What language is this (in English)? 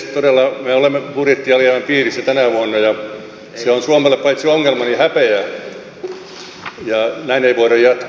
Finnish